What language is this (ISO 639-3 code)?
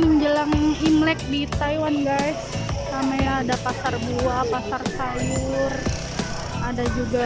ind